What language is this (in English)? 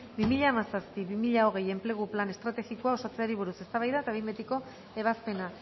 Basque